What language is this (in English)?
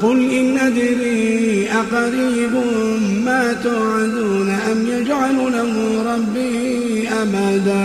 Arabic